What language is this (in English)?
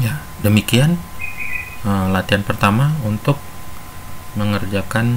Indonesian